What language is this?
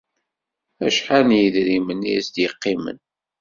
Kabyle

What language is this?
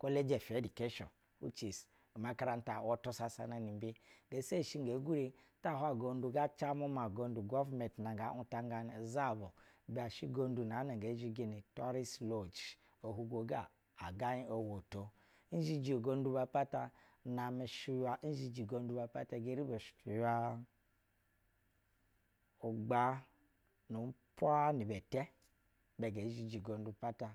Basa (Nigeria)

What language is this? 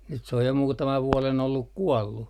Finnish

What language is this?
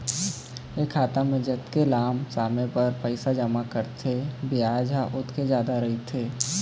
Chhattisgarhi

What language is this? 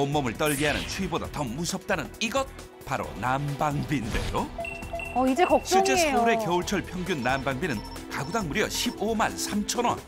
Korean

